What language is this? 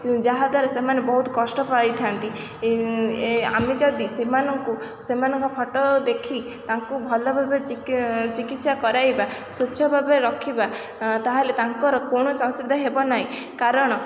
Odia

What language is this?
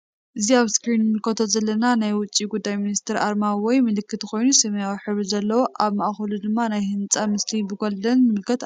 Tigrinya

